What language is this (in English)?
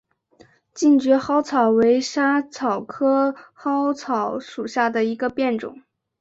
Chinese